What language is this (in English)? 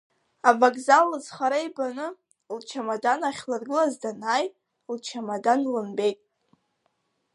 Abkhazian